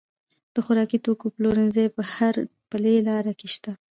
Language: Pashto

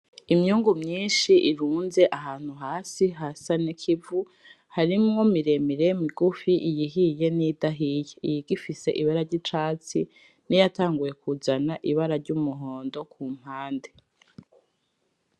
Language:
Rundi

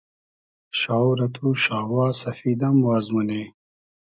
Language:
Hazaragi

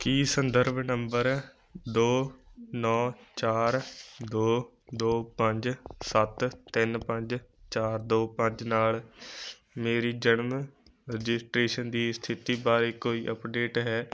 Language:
Punjabi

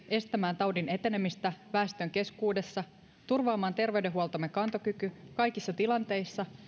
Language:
Finnish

